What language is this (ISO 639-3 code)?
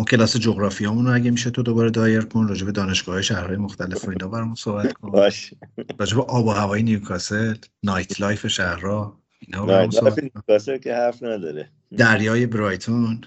fas